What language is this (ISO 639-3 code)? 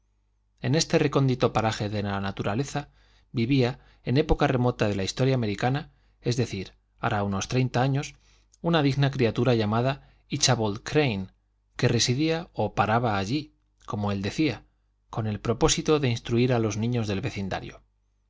spa